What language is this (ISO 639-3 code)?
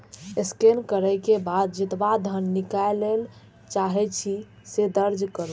mai